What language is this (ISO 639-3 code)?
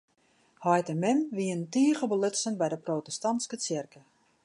fry